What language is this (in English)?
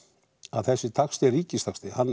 Icelandic